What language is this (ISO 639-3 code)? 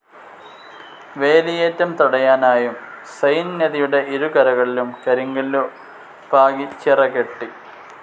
mal